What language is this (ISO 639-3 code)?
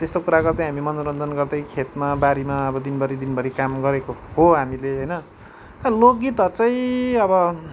nep